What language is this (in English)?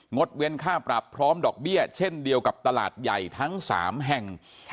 Thai